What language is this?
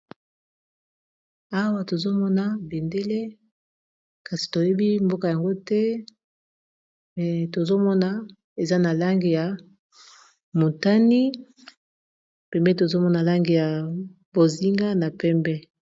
Lingala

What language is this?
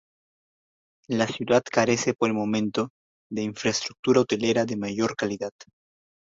Spanish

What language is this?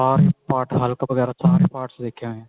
Punjabi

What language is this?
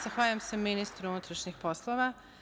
Serbian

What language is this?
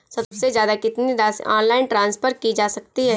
Hindi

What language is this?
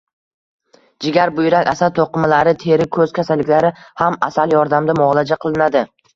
Uzbek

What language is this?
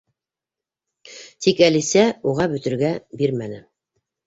Bashkir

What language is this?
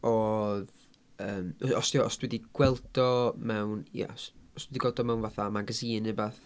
Welsh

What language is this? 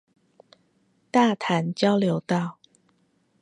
Chinese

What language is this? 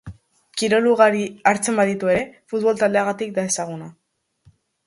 Basque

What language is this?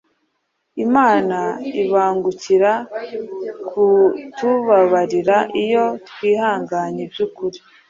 Kinyarwanda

